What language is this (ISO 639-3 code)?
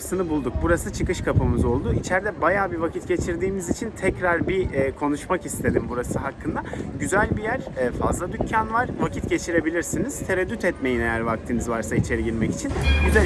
tur